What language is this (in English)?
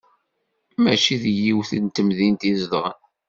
Kabyle